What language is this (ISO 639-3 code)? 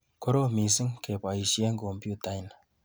kln